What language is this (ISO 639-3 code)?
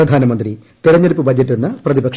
mal